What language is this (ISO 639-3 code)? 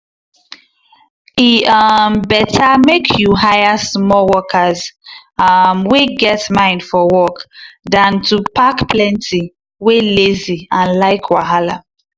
pcm